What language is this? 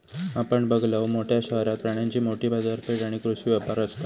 Marathi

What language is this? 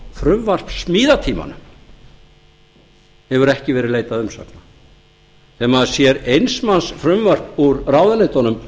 Icelandic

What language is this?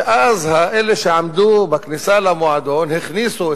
Hebrew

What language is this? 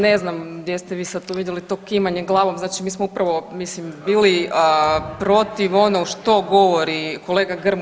Croatian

